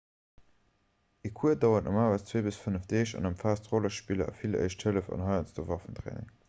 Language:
Luxembourgish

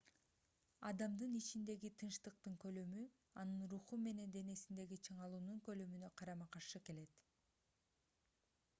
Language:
Kyrgyz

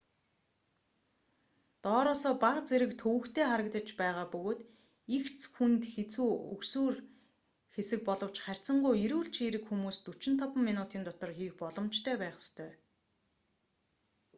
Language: Mongolian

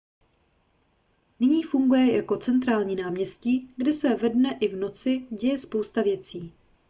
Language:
Czech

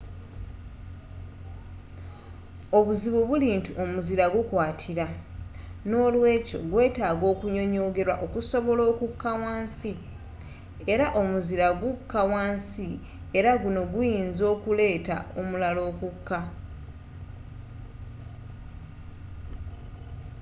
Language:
Ganda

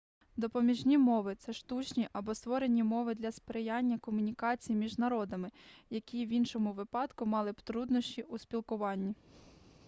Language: Ukrainian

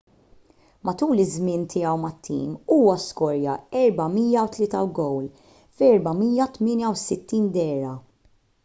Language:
Maltese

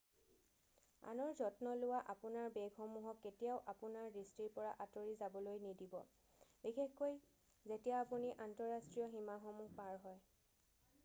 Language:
Assamese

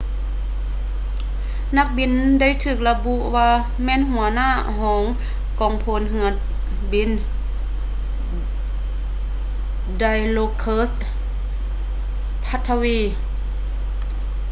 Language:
Lao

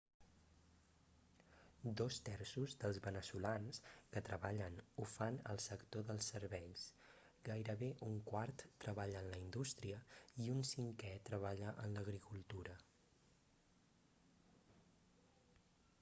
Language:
Catalan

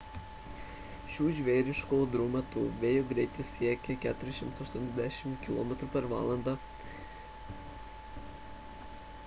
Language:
Lithuanian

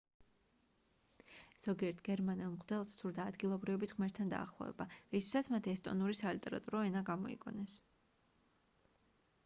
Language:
Georgian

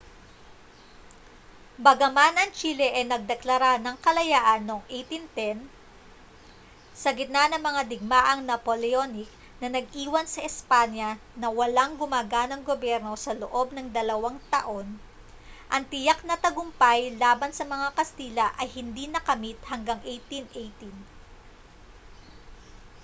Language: Filipino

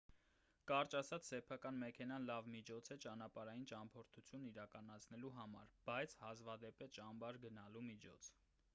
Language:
Armenian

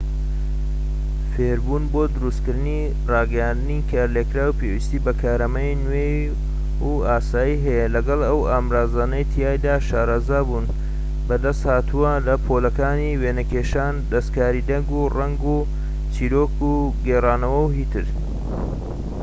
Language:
Central Kurdish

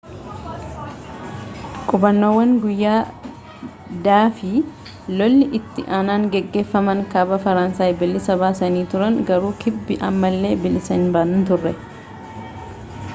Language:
Oromo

